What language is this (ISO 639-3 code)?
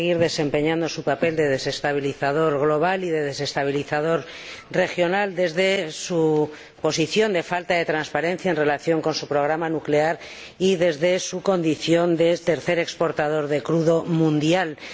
spa